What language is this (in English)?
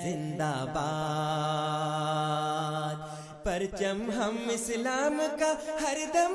Urdu